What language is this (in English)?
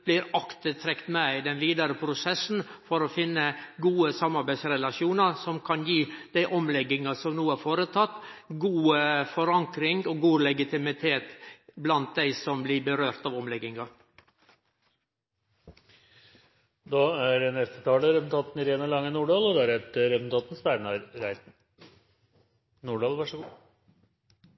Norwegian